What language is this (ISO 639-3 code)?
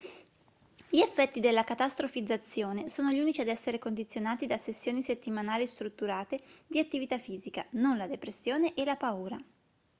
ita